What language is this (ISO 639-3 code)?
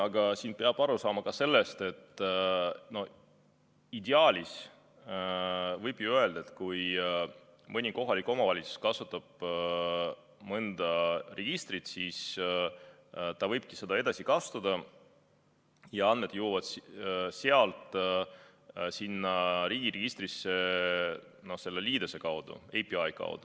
est